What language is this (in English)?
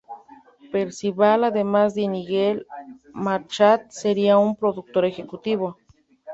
Spanish